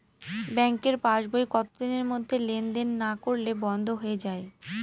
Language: Bangla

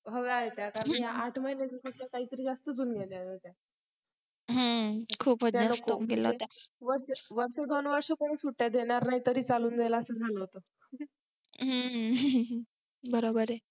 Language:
Marathi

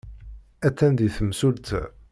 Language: Kabyle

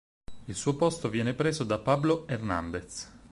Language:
Italian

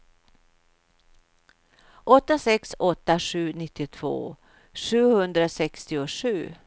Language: Swedish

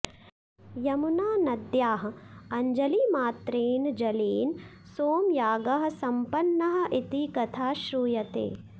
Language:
Sanskrit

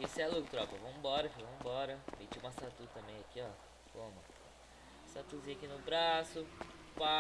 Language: Portuguese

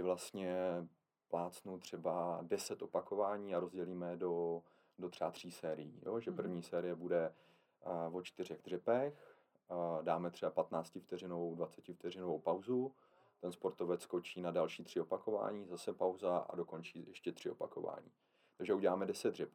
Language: Czech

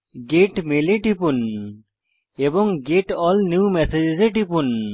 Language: Bangla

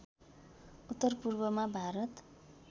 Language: Nepali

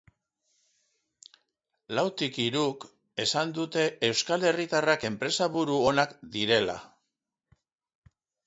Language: Basque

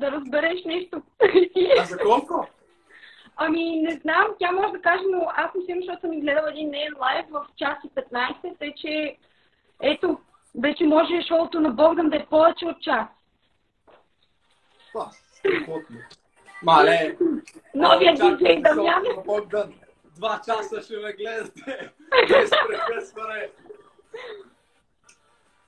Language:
Bulgarian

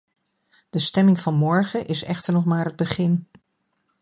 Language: Dutch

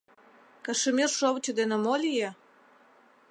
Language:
Mari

